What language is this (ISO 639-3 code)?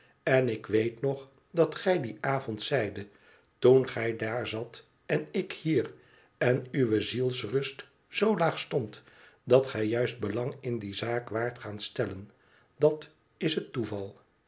nld